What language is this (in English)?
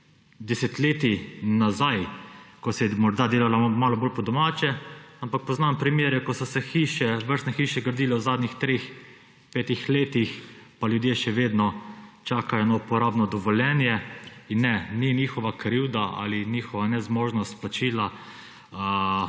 Slovenian